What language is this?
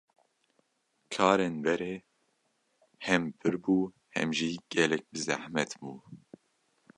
Kurdish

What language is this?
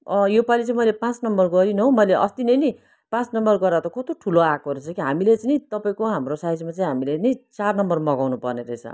Nepali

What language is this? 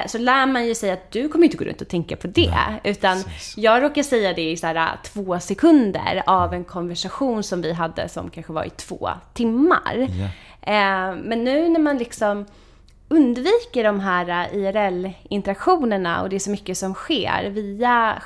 Swedish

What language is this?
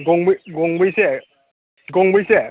Bodo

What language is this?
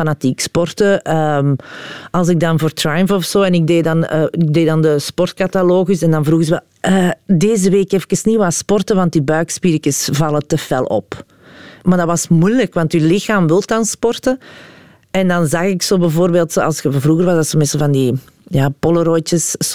Dutch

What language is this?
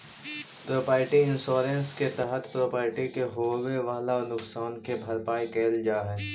Magahi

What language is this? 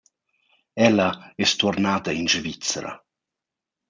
Romansh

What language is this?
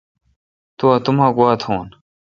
Kalkoti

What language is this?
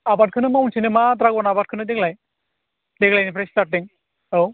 Bodo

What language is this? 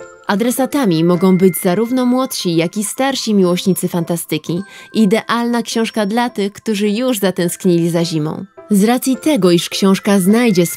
Polish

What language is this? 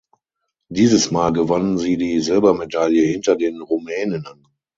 German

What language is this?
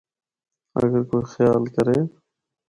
Northern Hindko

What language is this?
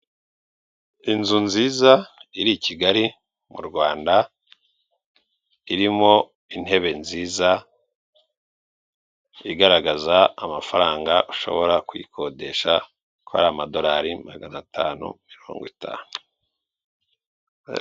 Kinyarwanda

